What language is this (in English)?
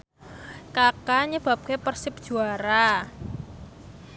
Javanese